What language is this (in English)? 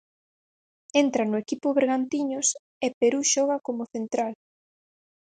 Galician